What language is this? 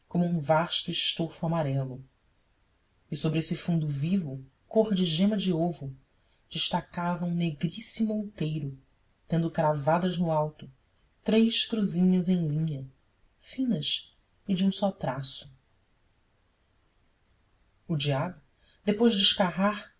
Portuguese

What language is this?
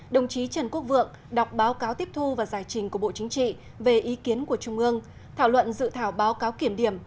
Vietnamese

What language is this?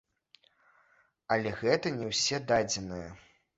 Belarusian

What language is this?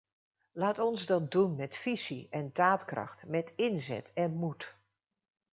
Dutch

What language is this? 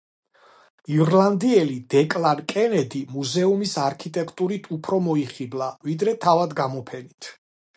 Georgian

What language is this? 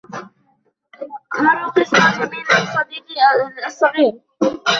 Arabic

